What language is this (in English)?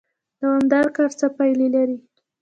Pashto